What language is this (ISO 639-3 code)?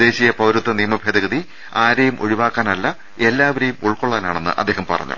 mal